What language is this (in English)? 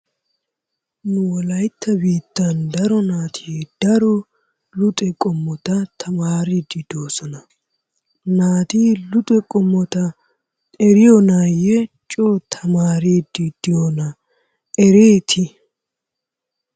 Wolaytta